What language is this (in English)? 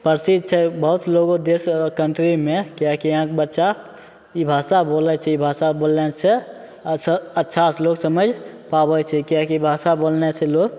Maithili